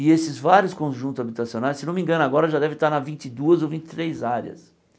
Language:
Portuguese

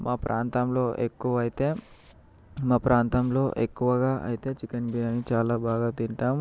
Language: Telugu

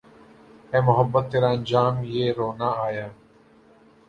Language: Urdu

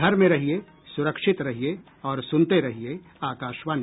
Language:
Hindi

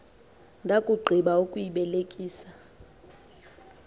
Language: Xhosa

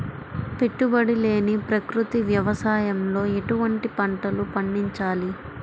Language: Telugu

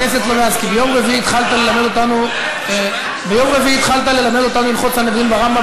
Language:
Hebrew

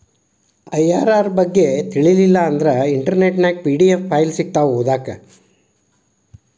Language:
Kannada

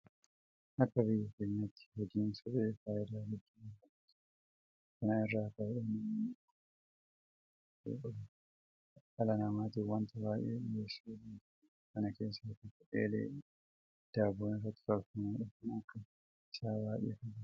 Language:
Oromo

